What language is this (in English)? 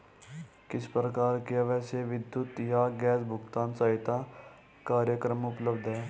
Hindi